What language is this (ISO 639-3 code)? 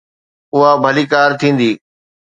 snd